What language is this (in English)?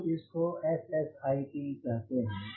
Hindi